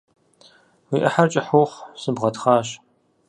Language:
Kabardian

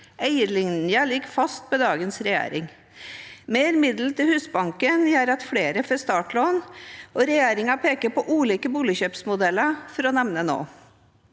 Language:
Norwegian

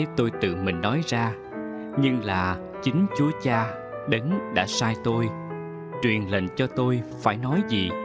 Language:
Vietnamese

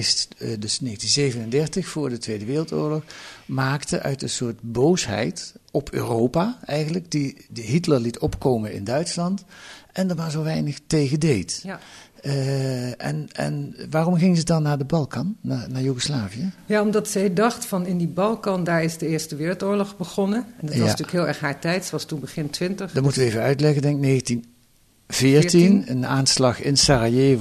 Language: Dutch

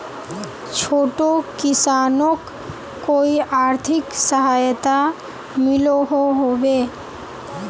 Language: Magahi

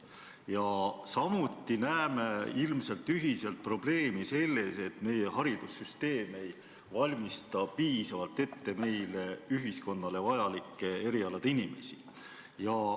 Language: Estonian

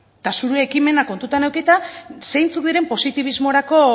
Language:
Basque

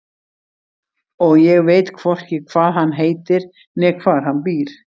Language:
Icelandic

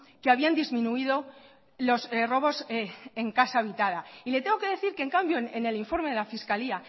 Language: Spanish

